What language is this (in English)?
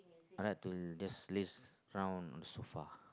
English